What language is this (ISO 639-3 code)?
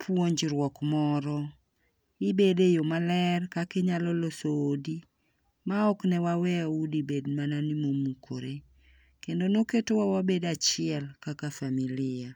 luo